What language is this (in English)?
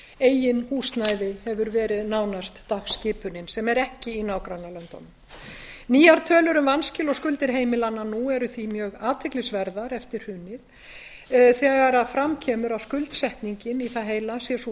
Icelandic